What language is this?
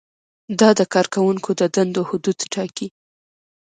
Pashto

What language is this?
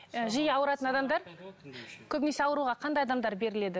Kazakh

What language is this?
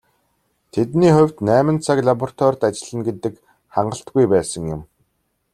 Mongolian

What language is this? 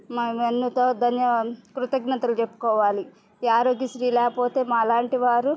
Telugu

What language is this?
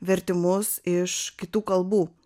Lithuanian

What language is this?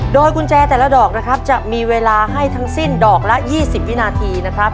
Thai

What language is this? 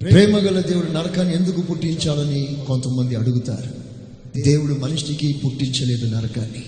Telugu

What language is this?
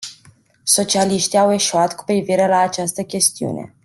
Romanian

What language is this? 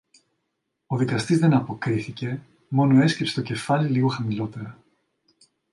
Greek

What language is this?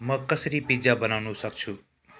Nepali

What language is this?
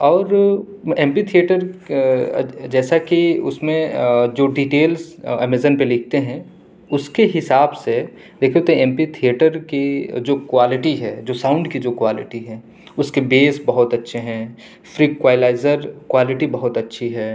Urdu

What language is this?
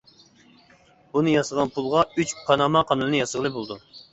Uyghur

